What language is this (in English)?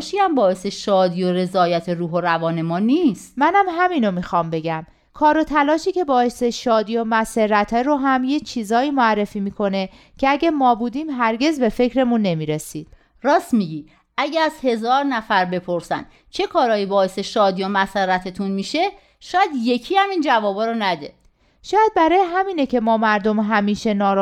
Persian